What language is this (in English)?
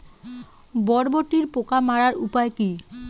Bangla